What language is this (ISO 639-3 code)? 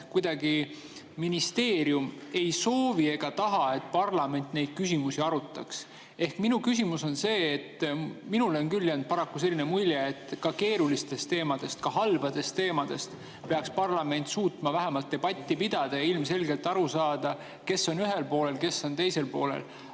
est